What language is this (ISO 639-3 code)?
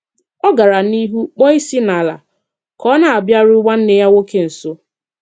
ibo